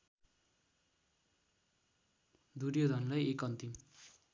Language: Nepali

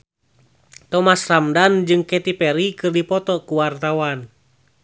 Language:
Sundanese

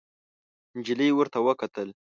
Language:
Pashto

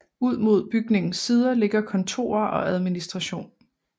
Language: Danish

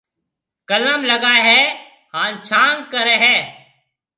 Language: Marwari (Pakistan)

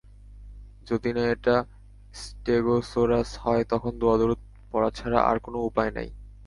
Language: Bangla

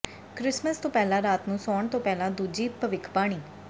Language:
Punjabi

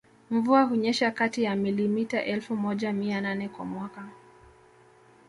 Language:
Swahili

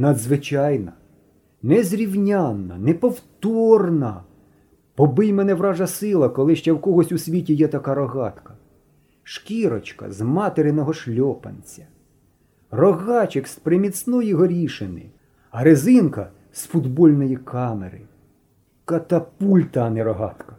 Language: Ukrainian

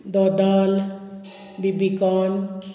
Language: Konkani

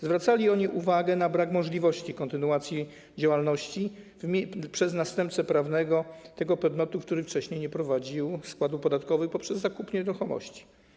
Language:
Polish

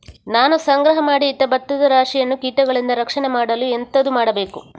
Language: Kannada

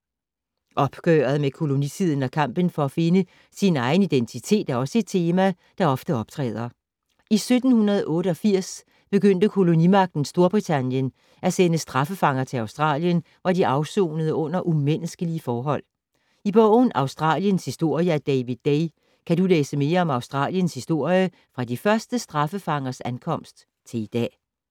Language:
Danish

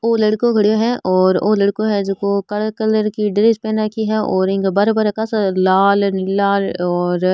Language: Rajasthani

